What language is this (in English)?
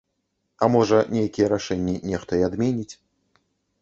Belarusian